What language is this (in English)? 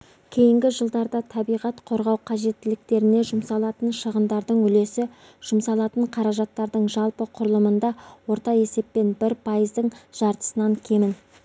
Kazakh